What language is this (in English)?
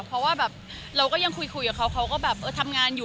Thai